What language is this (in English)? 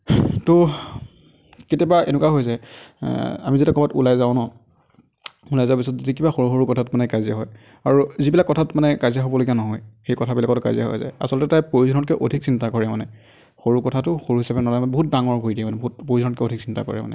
Assamese